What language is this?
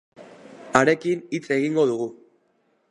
Basque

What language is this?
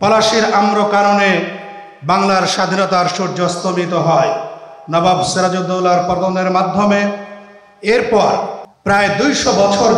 Turkish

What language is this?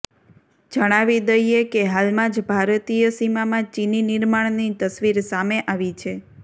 Gujarati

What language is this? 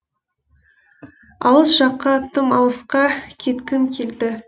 Kazakh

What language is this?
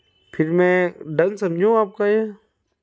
Hindi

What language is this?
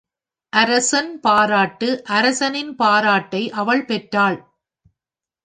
Tamil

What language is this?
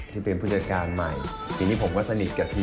Thai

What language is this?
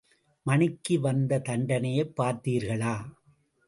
Tamil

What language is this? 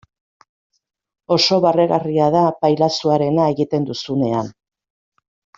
Basque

